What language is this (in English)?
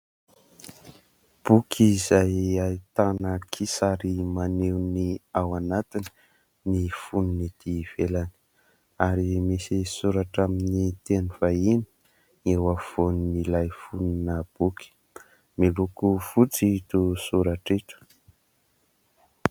Malagasy